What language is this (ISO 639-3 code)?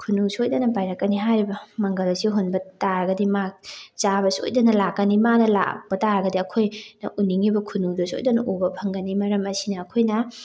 mni